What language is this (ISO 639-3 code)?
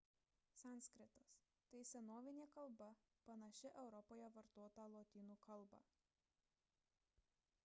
lit